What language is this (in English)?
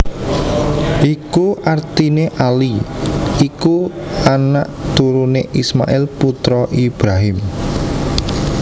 Javanese